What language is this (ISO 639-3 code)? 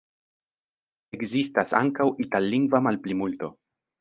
epo